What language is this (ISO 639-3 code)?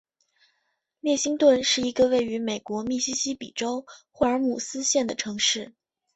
zho